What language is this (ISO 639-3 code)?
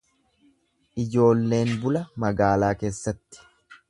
orm